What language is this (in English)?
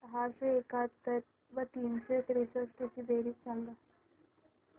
Marathi